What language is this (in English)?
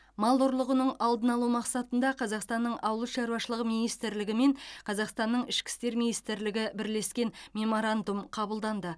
Kazakh